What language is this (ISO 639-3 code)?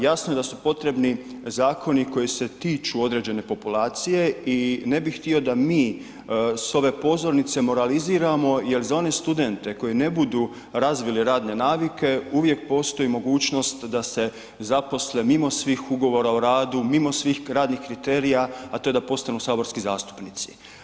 hrv